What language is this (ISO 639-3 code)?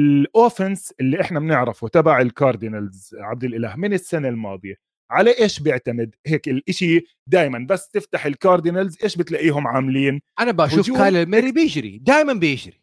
ara